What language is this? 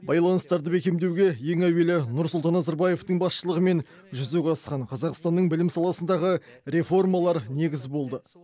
Kazakh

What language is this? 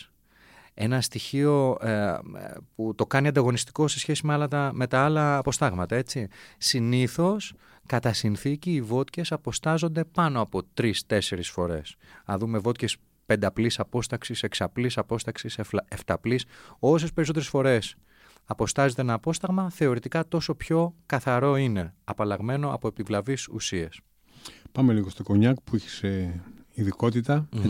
Greek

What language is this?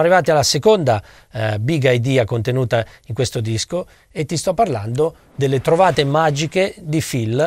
Italian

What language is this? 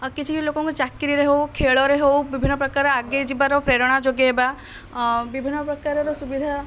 Odia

